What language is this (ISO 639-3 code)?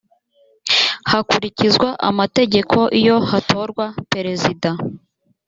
kin